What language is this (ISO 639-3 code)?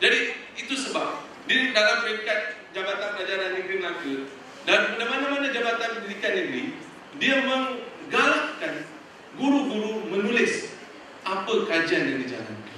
msa